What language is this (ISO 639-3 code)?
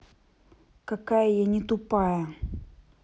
rus